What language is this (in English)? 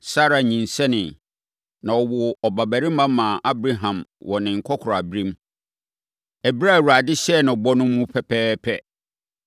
Akan